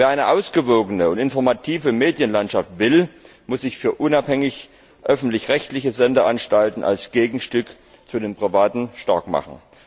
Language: German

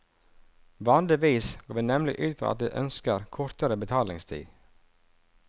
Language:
Norwegian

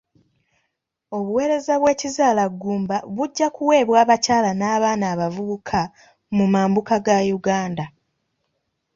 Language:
Ganda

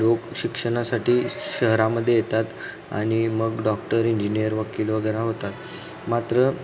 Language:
Marathi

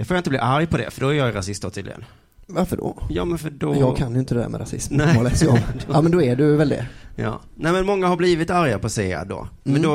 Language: Swedish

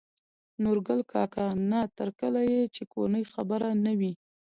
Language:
Pashto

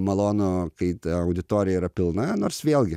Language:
Lithuanian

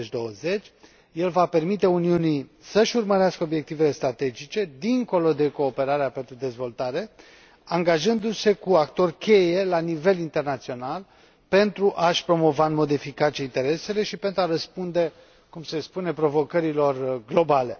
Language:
Romanian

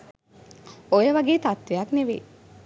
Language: Sinhala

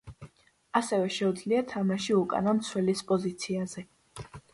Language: Georgian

